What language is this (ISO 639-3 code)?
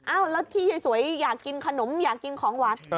tha